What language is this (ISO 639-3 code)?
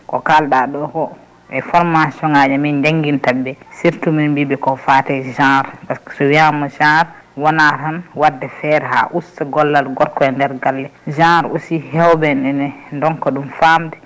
ful